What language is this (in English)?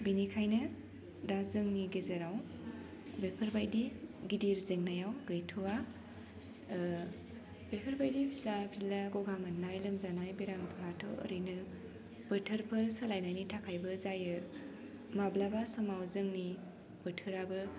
Bodo